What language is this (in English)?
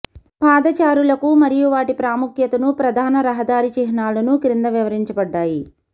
Telugu